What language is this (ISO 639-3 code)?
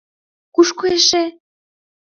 chm